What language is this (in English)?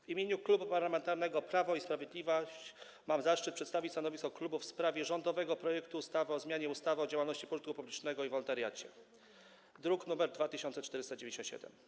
Polish